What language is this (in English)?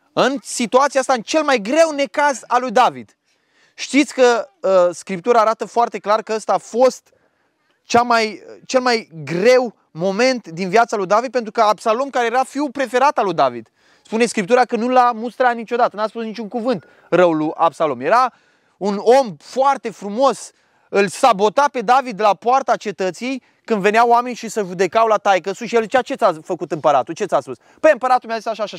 Romanian